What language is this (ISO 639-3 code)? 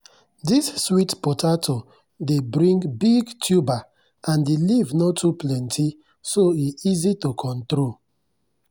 pcm